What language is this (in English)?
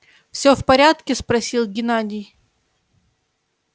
Russian